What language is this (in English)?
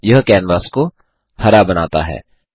Hindi